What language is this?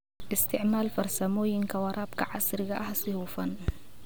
Somali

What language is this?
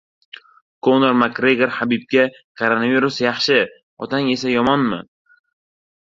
Uzbek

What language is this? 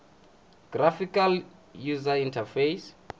Tsonga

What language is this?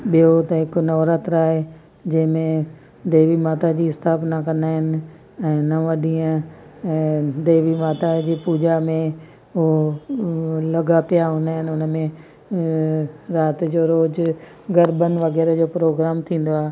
Sindhi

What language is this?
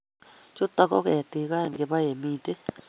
Kalenjin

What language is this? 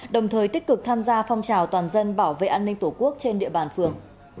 Vietnamese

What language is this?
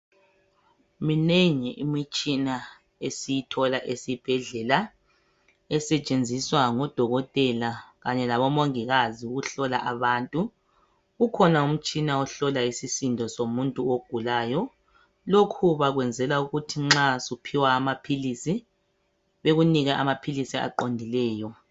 North Ndebele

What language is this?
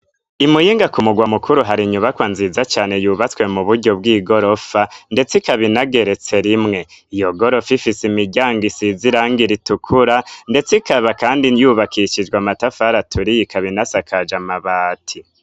Rundi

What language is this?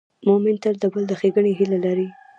Pashto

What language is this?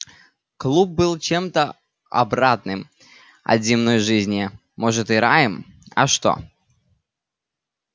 Russian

